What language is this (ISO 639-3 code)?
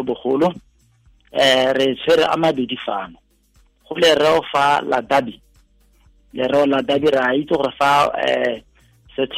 swa